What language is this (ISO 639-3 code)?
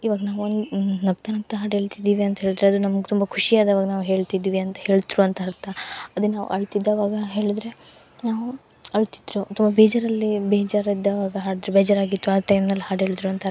kan